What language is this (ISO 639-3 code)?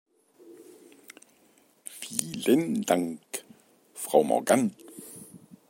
deu